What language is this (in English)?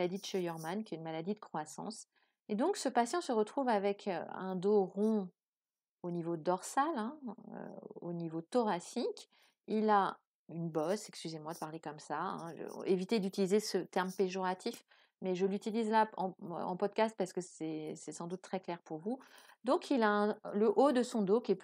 French